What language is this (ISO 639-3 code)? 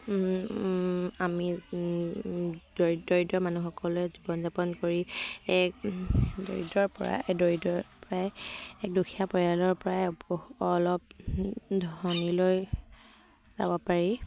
asm